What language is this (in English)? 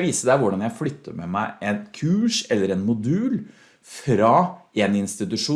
Norwegian